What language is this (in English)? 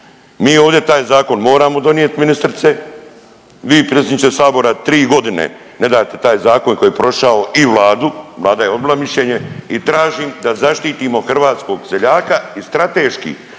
Croatian